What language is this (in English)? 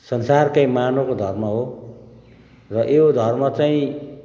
Nepali